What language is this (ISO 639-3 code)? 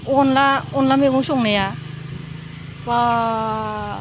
brx